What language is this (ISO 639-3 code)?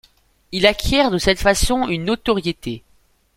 fra